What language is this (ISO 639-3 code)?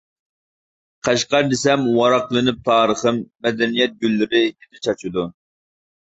uig